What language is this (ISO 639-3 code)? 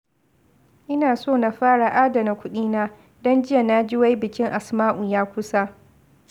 hau